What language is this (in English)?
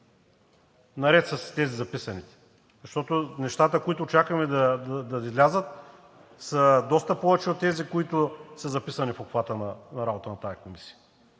Bulgarian